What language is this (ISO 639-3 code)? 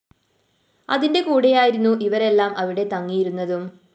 mal